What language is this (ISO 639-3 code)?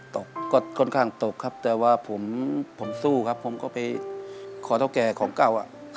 tha